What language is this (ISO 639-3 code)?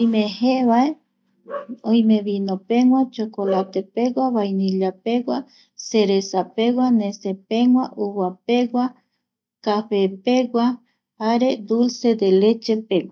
gui